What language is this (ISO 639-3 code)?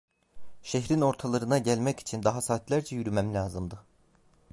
tur